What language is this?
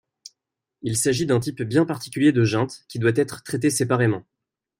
French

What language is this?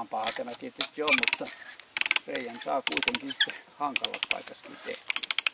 Finnish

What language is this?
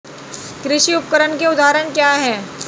Hindi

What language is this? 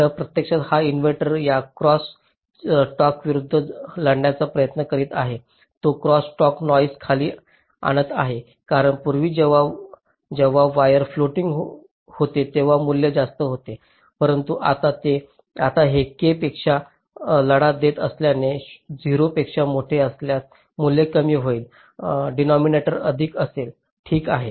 Marathi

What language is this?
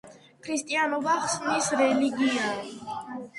Georgian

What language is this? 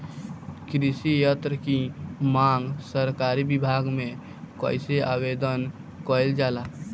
Bhojpuri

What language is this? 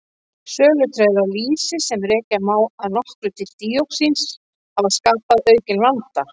Icelandic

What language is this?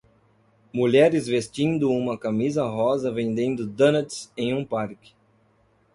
Portuguese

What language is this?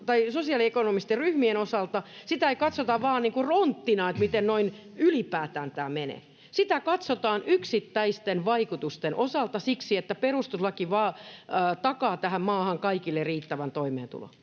Finnish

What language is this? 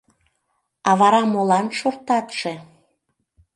Mari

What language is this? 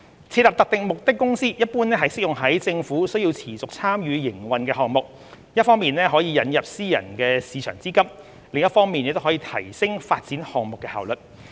Cantonese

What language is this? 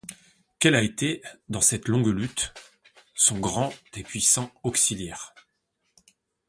French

